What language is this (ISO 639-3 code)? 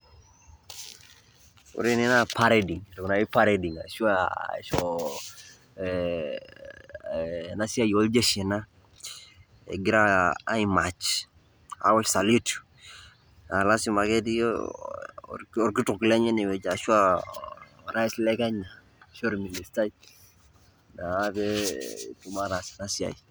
mas